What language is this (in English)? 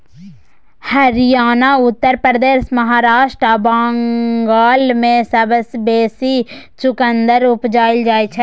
Maithili